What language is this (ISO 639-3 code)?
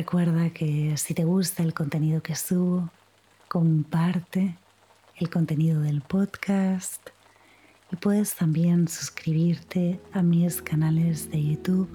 spa